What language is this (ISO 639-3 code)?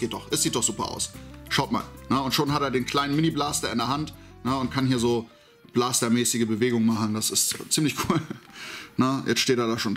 deu